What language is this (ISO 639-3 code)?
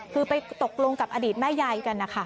tha